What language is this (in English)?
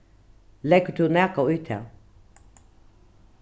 Faroese